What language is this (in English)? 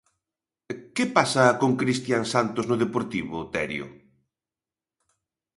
Galician